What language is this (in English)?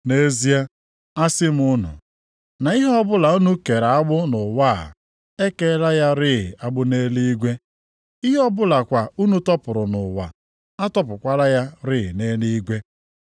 Igbo